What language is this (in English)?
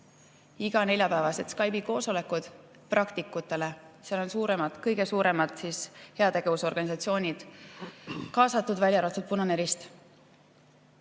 Estonian